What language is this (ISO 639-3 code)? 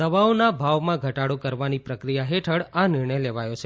guj